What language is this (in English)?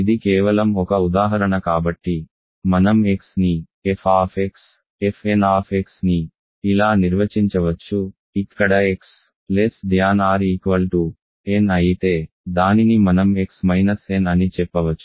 Telugu